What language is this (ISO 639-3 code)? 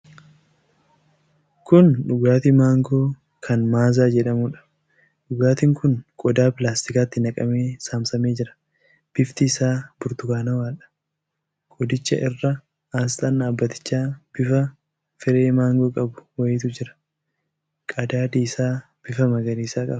orm